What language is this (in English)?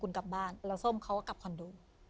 Thai